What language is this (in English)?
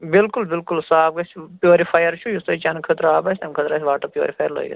Kashmiri